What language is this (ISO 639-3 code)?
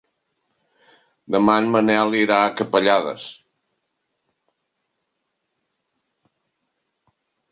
cat